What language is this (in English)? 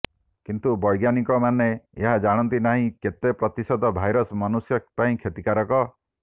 Odia